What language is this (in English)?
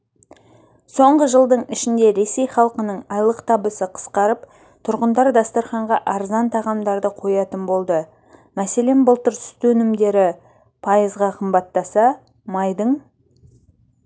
Kazakh